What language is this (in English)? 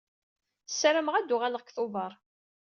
Kabyle